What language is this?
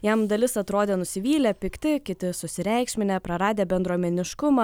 Lithuanian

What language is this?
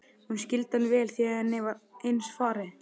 Icelandic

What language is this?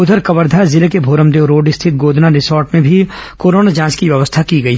Hindi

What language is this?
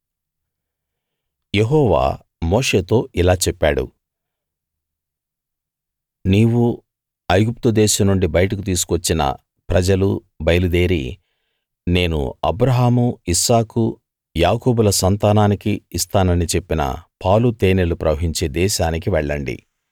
Telugu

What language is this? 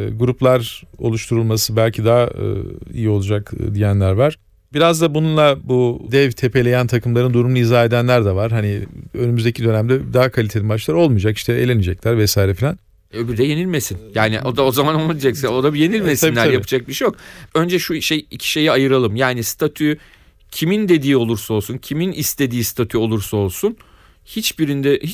Turkish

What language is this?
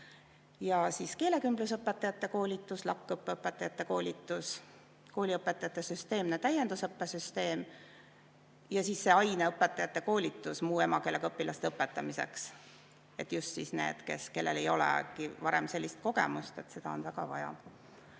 Estonian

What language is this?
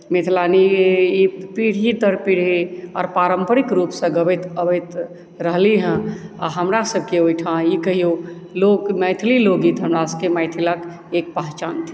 Maithili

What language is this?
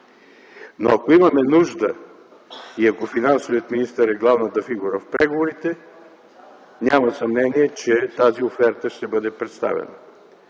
Bulgarian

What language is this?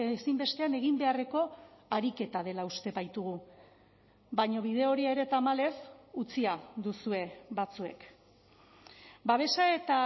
Basque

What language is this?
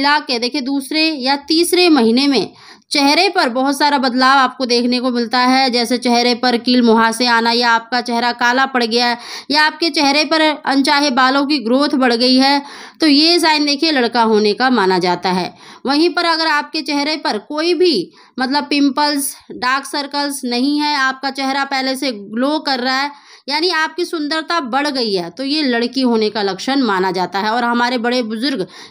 Hindi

